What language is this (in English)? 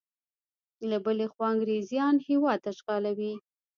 Pashto